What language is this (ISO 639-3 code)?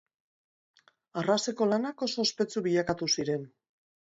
eus